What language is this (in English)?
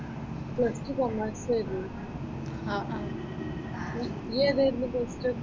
Malayalam